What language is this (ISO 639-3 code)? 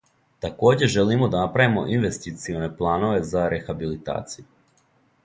srp